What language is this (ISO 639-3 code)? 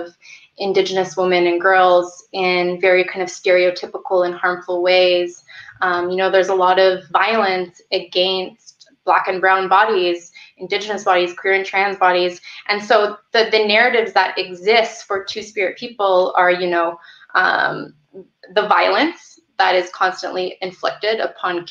eng